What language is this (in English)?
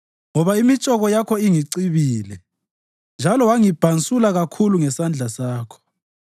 North Ndebele